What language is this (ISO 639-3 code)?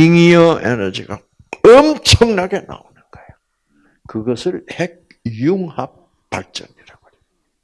kor